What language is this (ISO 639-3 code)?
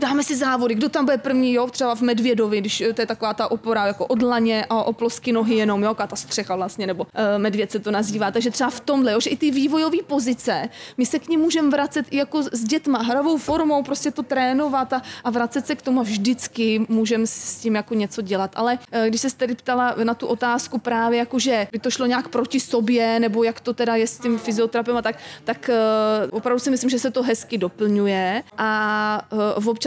ces